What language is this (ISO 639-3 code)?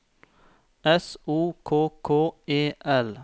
nor